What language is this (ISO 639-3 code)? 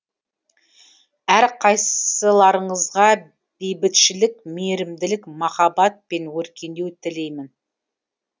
kaz